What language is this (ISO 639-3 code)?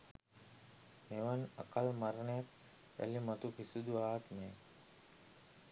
sin